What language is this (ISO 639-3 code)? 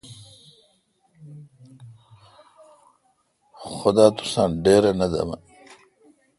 xka